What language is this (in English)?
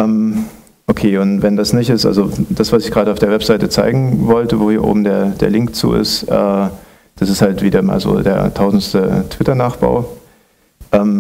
German